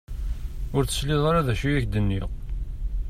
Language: Kabyle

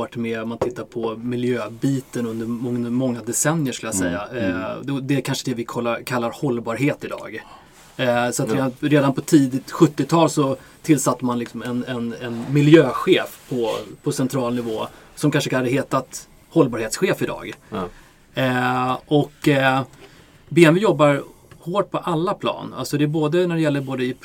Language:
Swedish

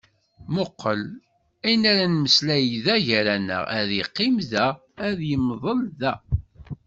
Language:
Kabyle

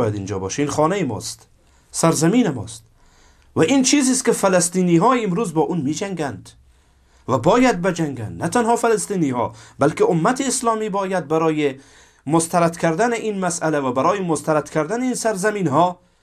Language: Persian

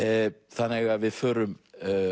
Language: Icelandic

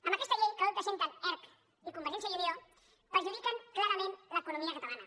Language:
Catalan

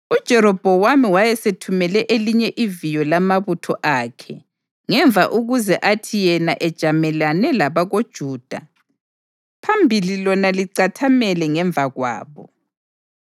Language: North Ndebele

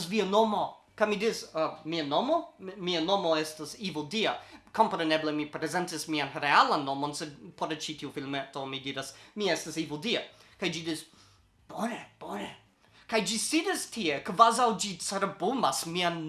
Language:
Esperanto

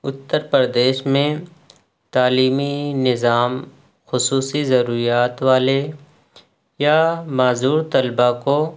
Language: Urdu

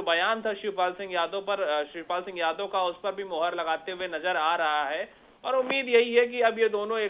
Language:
Hindi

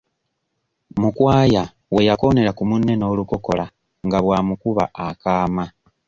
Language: Ganda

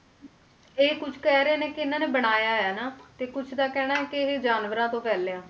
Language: Punjabi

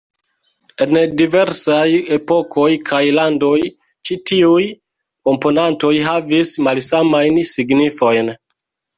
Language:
Esperanto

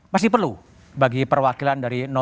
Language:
Indonesian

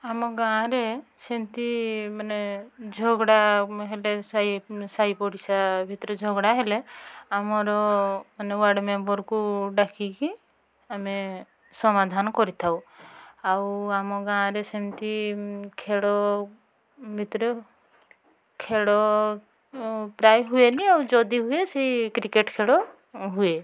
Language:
Odia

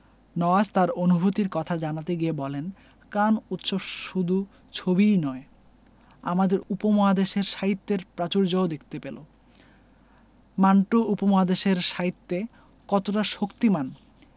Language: Bangla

